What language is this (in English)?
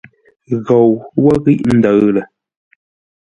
Ngombale